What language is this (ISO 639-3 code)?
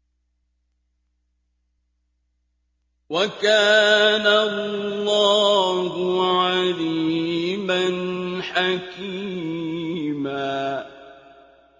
ara